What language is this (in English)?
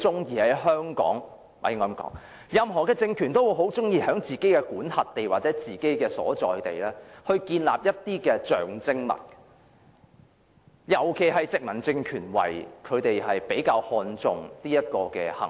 Cantonese